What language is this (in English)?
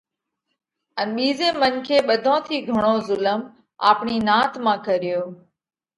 Parkari Koli